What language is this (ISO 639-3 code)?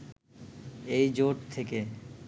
ben